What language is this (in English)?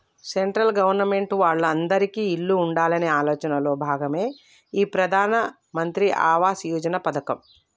Telugu